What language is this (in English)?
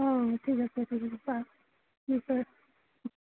Assamese